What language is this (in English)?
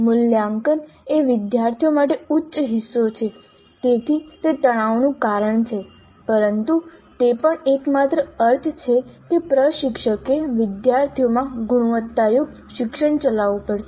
Gujarati